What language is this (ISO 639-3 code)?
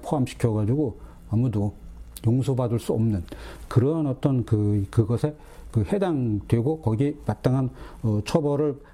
kor